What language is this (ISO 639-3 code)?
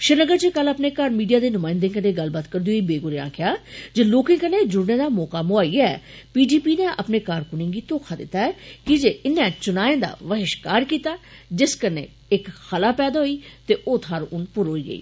doi